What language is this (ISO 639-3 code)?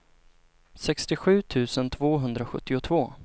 swe